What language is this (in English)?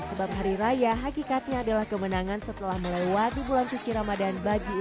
Indonesian